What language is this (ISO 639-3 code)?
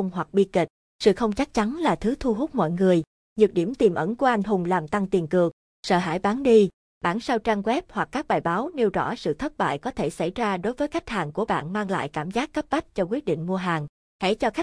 vie